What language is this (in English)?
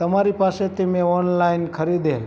Gujarati